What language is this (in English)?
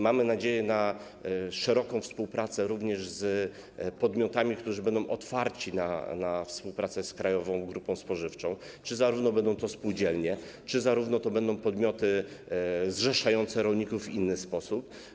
Polish